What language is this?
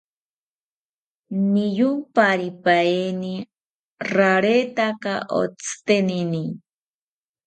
South Ucayali Ashéninka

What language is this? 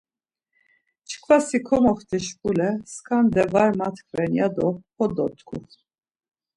Laz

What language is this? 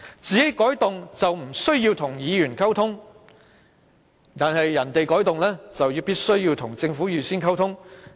Cantonese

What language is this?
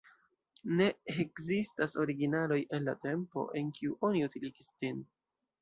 Esperanto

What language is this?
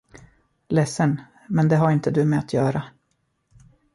Swedish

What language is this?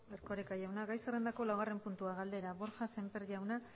Basque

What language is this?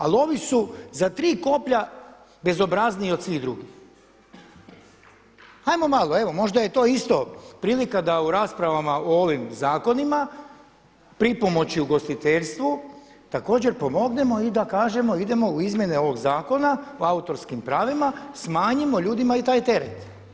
Croatian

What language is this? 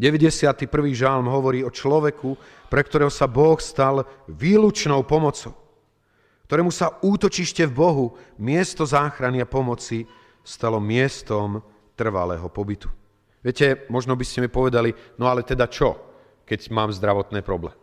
Slovak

